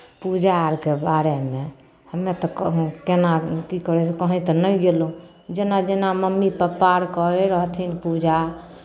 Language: Maithili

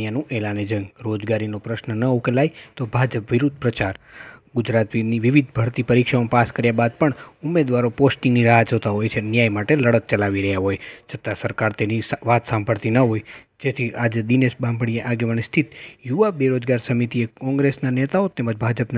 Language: Romanian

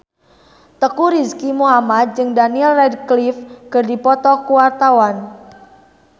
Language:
Sundanese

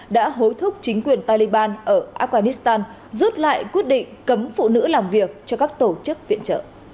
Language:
Vietnamese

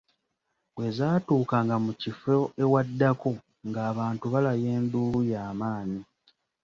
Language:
Ganda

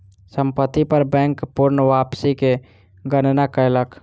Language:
Maithili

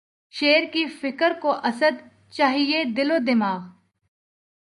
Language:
Urdu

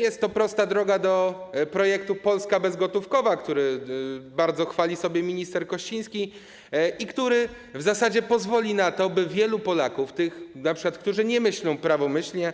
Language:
Polish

